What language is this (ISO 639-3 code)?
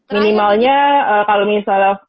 ind